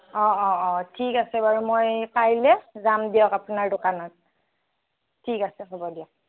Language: Assamese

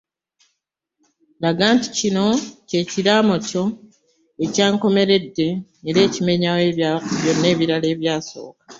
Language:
Ganda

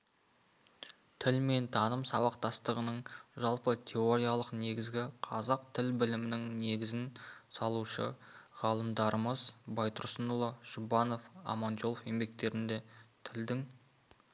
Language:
Kazakh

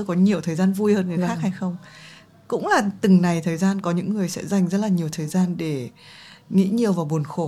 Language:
Vietnamese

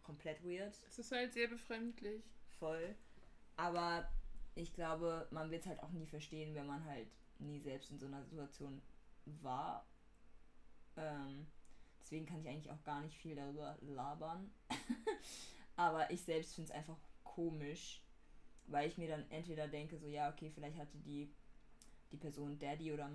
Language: German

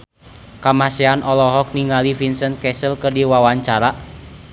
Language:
Sundanese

